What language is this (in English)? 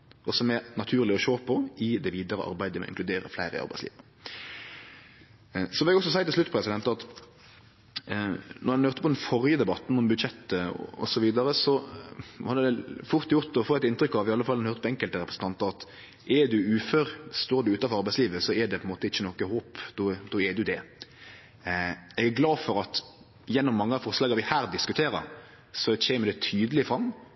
Norwegian Nynorsk